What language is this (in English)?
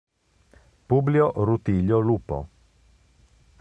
Italian